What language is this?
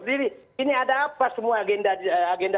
Indonesian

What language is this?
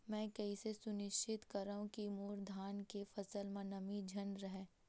Chhattisgarhi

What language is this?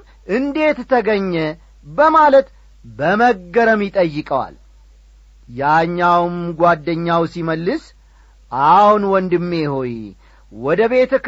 Amharic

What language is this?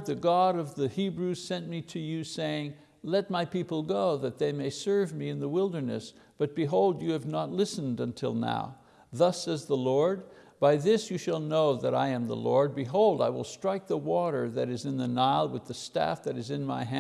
English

